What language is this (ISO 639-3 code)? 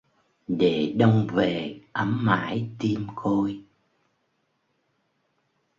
vie